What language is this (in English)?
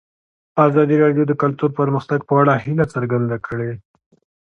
Pashto